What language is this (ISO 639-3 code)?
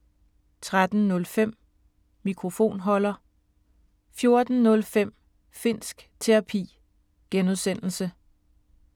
dan